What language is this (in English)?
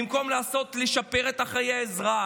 Hebrew